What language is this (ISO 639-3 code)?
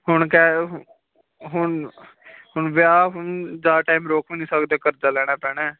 pan